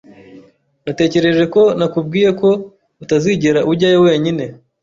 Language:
Kinyarwanda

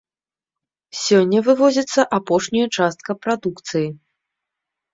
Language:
Belarusian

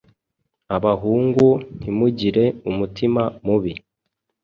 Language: Kinyarwanda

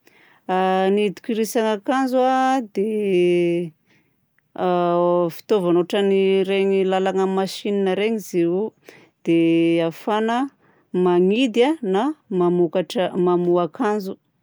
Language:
Southern Betsimisaraka Malagasy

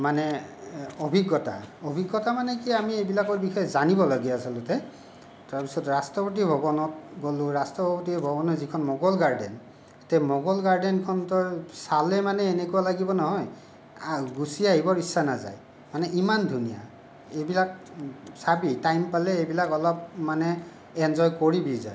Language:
Assamese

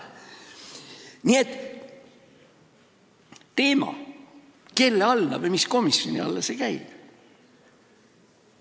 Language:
Estonian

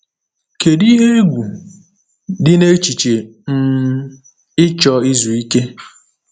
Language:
Igbo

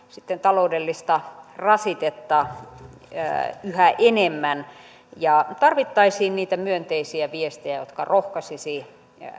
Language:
Finnish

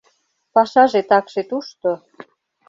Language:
Mari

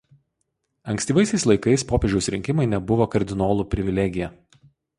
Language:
Lithuanian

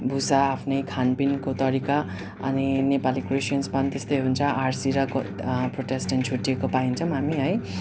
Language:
Nepali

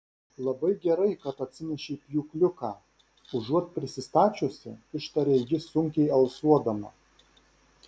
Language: Lithuanian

